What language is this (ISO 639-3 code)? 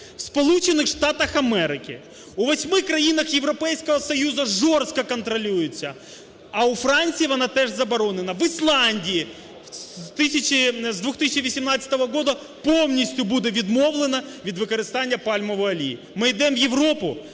ukr